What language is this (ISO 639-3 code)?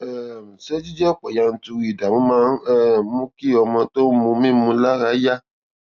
yor